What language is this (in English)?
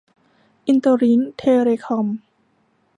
Thai